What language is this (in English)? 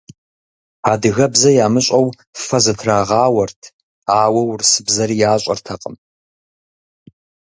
Kabardian